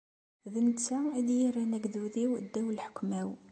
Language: Kabyle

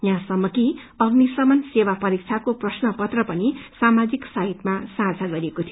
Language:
Nepali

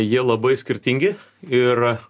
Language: Lithuanian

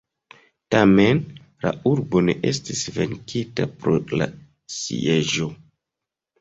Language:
Esperanto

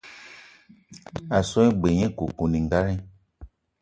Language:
Eton (Cameroon)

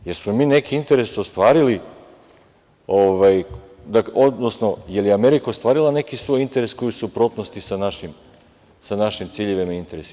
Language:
Serbian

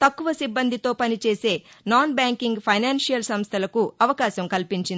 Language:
Telugu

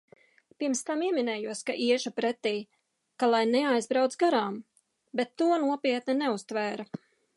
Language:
Latvian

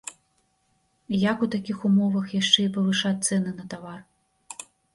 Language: Belarusian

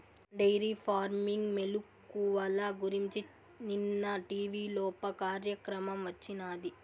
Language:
Telugu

